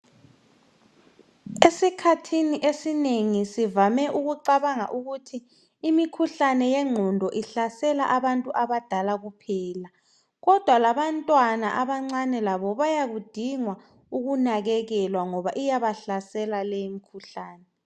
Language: North Ndebele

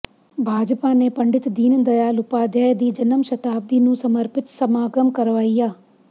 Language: Punjabi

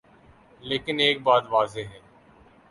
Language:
Urdu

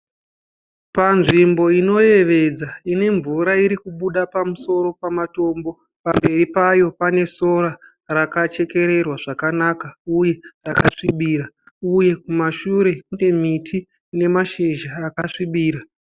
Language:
Shona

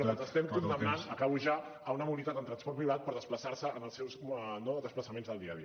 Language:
Catalan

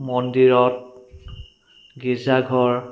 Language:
Assamese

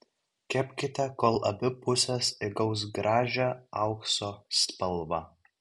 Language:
Lithuanian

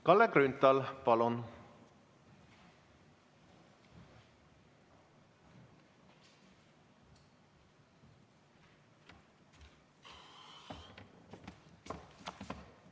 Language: Estonian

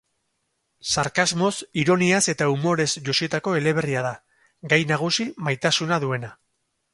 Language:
Basque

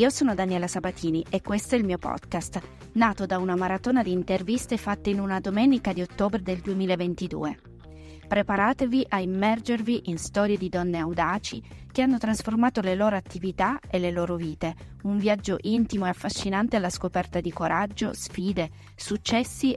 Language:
Italian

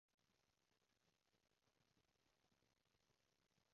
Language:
Cantonese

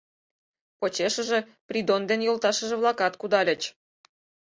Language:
Mari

